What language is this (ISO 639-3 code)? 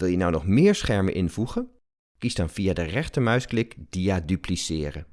nld